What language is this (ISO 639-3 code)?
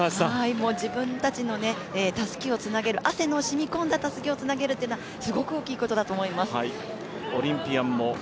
jpn